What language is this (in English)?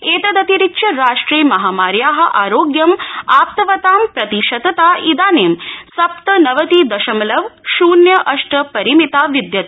Sanskrit